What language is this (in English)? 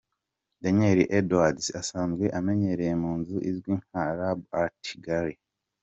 Kinyarwanda